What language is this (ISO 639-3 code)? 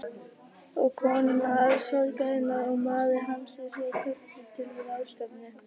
isl